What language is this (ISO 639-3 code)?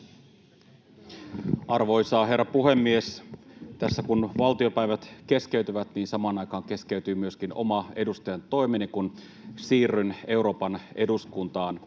fin